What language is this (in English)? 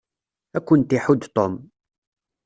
Kabyle